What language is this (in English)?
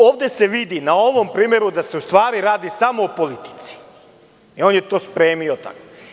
Serbian